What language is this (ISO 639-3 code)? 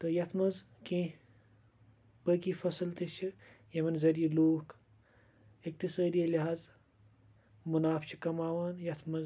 kas